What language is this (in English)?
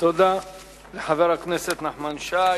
Hebrew